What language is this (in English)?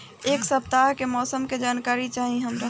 Bhojpuri